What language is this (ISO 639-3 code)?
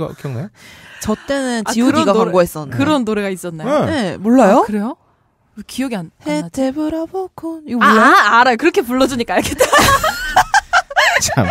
kor